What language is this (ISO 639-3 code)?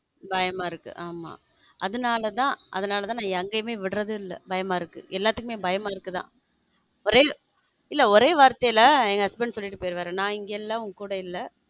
tam